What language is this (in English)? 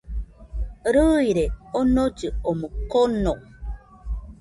Nüpode Huitoto